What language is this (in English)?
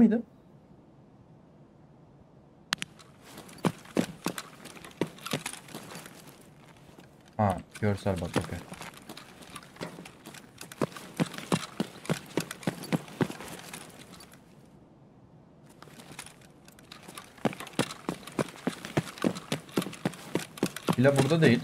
Turkish